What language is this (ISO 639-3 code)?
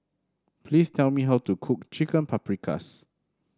eng